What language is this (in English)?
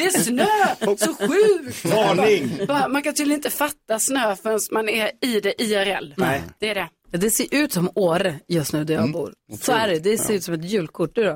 Swedish